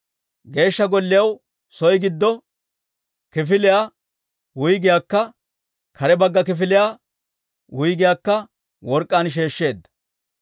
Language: Dawro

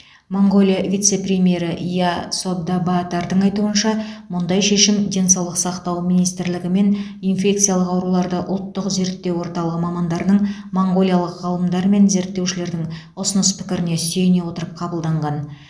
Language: Kazakh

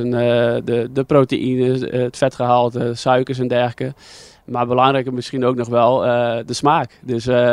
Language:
Dutch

